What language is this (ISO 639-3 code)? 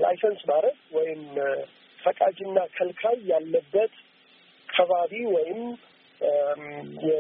amh